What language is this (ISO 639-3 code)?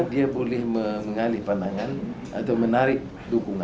ind